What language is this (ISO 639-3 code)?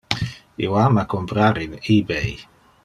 ina